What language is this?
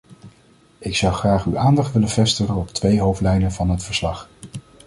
Dutch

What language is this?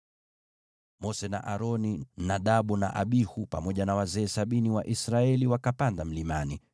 Swahili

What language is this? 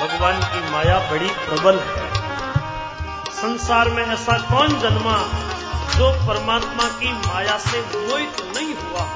Hindi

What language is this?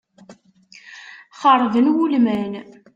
Kabyle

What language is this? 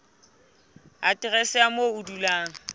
Southern Sotho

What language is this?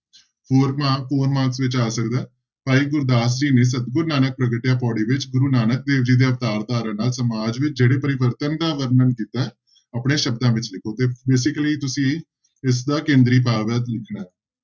Punjabi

